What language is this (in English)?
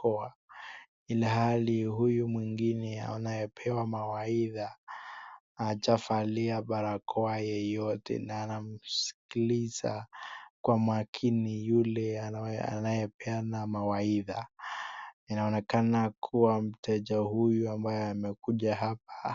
Swahili